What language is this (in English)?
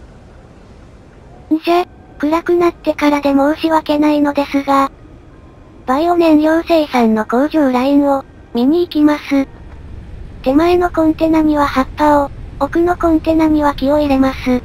Japanese